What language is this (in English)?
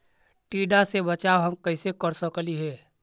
Magahi